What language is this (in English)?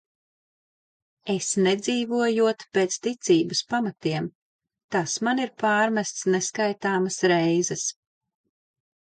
Latvian